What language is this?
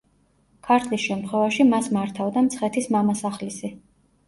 Georgian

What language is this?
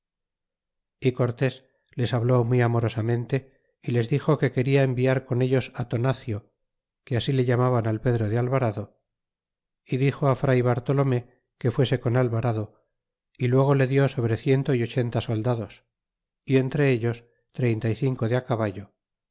Spanish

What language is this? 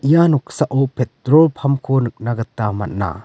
Garo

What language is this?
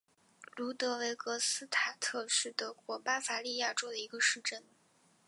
Chinese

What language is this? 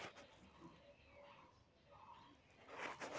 Magahi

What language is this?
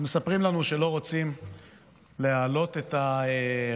Hebrew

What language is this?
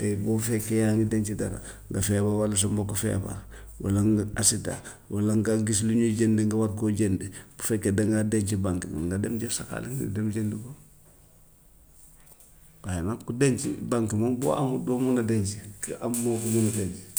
Gambian Wolof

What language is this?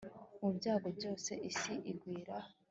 Kinyarwanda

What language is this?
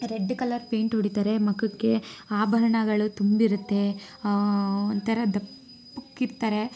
Kannada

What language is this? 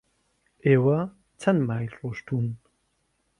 Central Kurdish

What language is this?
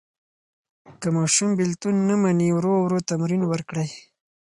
Pashto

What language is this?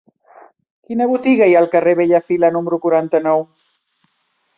Catalan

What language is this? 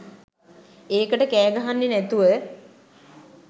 Sinhala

